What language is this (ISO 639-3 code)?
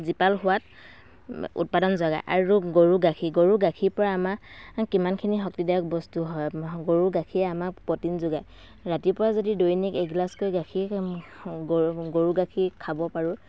asm